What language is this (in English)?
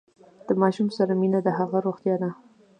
Pashto